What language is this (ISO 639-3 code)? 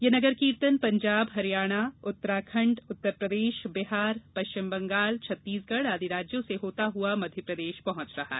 hin